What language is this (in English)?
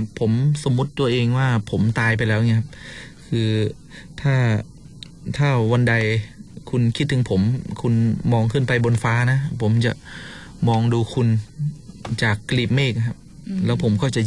Thai